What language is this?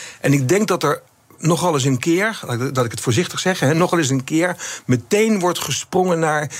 Dutch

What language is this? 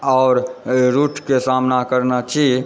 Maithili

